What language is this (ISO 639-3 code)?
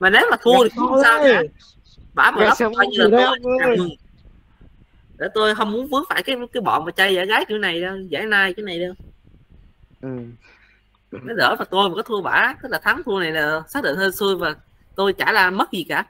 vie